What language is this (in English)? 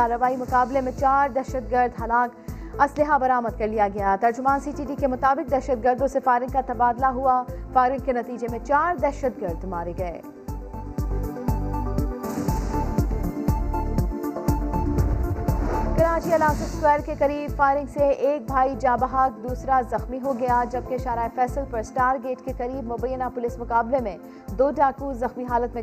Urdu